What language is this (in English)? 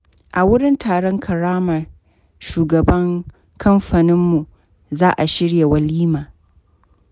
Hausa